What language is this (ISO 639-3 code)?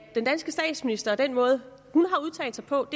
dan